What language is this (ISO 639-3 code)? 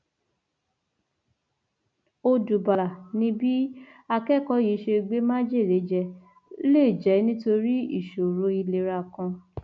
yor